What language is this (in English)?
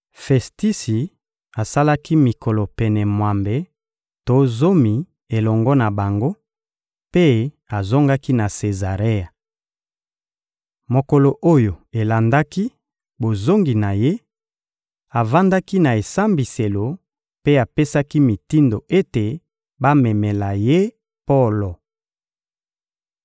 Lingala